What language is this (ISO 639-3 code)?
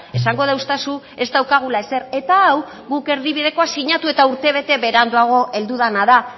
eus